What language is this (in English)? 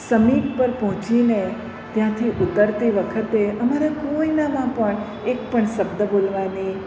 Gujarati